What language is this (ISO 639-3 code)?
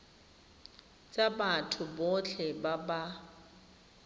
tsn